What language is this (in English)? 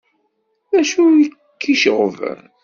Kabyle